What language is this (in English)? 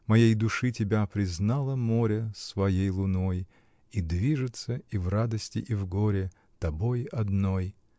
Russian